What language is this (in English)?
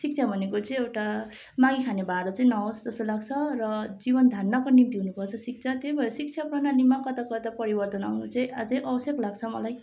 Nepali